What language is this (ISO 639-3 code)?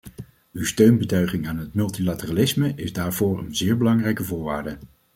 nld